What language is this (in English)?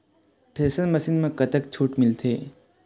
Chhattisgarhi